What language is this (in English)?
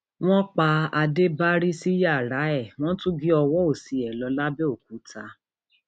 Yoruba